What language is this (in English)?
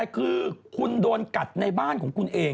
Thai